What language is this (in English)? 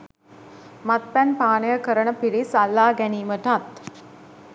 Sinhala